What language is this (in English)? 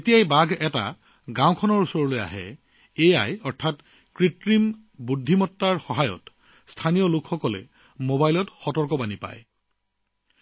Assamese